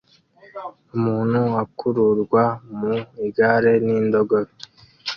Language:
Kinyarwanda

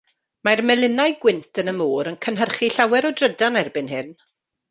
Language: Welsh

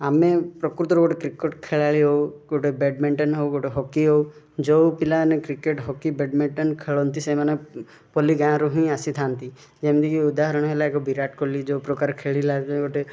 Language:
Odia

